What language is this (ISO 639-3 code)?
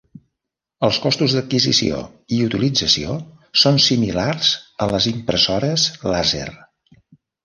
cat